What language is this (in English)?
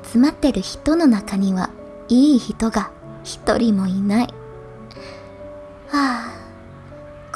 Japanese